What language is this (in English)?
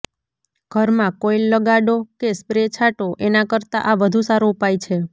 Gujarati